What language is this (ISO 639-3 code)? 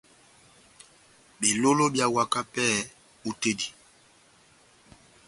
bnm